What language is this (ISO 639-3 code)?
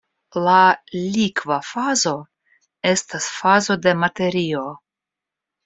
epo